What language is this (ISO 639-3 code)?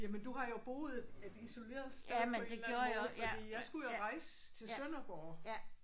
dan